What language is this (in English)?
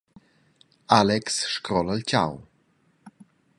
Romansh